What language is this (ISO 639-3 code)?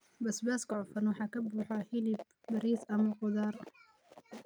som